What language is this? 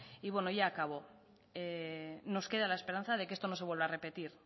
Spanish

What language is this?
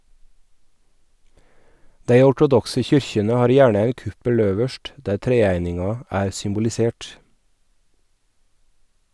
Norwegian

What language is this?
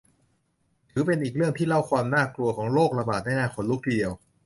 Thai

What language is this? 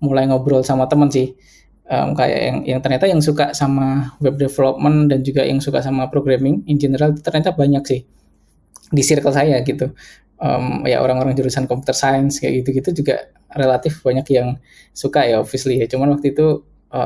Indonesian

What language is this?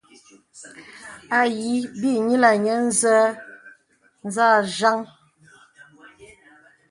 Bebele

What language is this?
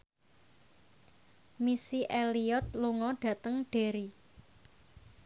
Javanese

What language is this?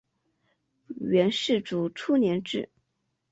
Chinese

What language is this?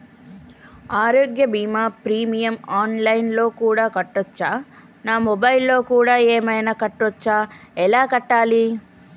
Telugu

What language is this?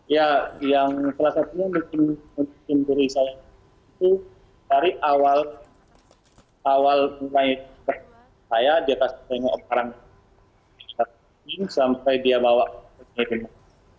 Indonesian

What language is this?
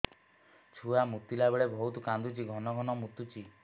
Odia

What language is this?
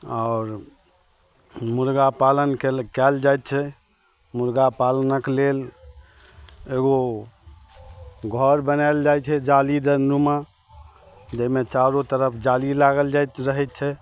Maithili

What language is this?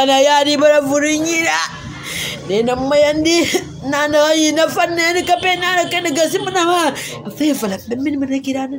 French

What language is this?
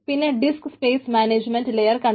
Malayalam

